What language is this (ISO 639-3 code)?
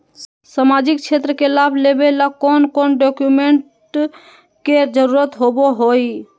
mag